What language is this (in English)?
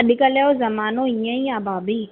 Sindhi